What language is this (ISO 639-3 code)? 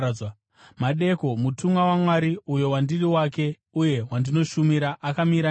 sna